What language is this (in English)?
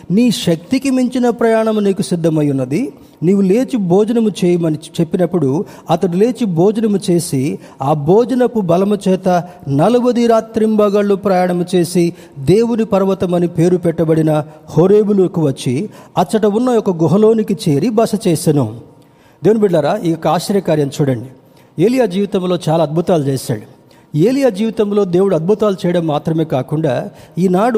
Telugu